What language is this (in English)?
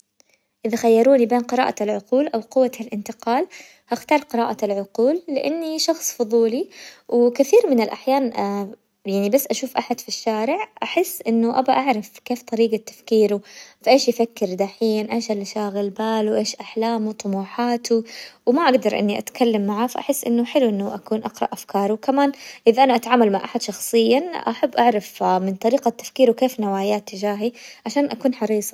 Hijazi Arabic